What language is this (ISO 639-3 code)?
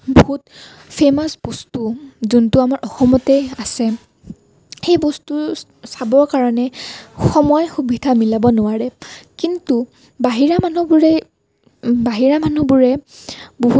asm